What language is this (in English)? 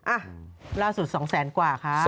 Thai